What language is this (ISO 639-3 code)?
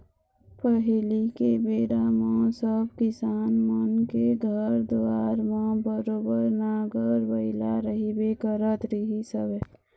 hne